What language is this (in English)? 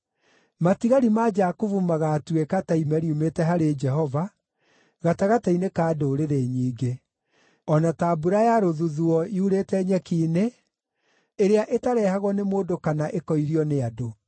Kikuyu